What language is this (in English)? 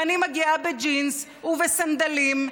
Hebrew